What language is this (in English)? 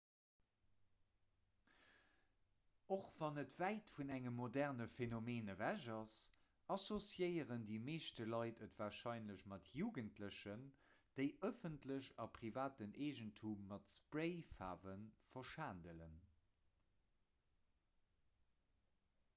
Luxembourgish